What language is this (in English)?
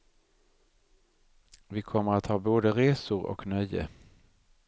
Swedish